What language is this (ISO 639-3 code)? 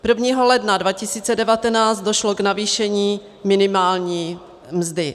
ces